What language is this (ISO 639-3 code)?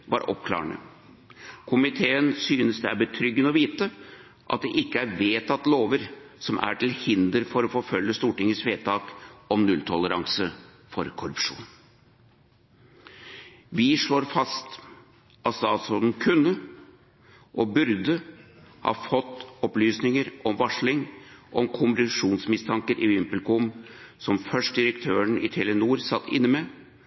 nob